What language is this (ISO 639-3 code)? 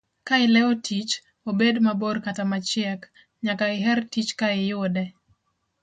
luo